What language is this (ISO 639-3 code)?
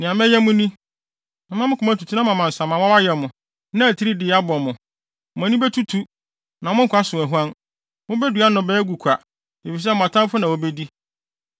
aka